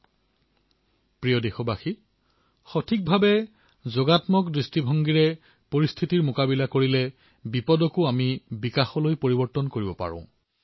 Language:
Assamese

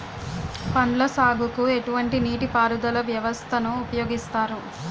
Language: Telugu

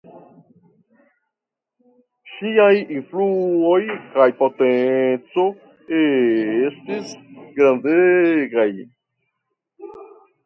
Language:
Esperanto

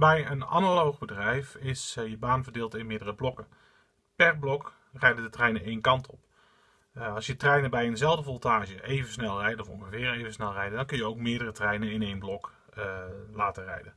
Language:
Dutch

